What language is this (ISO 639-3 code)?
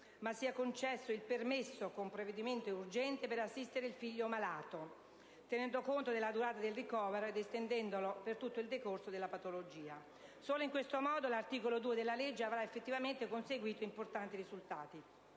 ita